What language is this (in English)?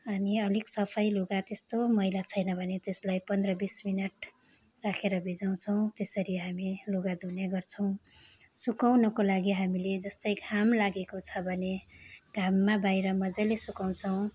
Nepali